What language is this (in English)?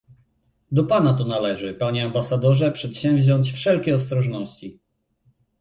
Polish